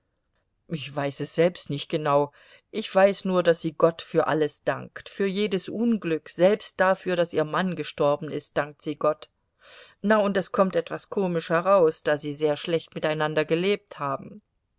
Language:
German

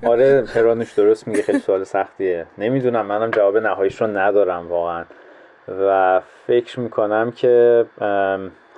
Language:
Persian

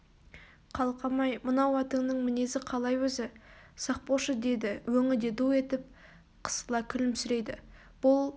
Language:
Kazakh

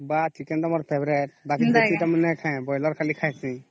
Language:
Odia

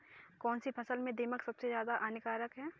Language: Hindi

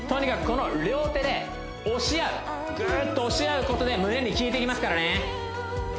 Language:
Japanese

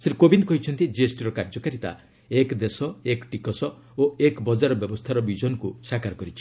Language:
Odia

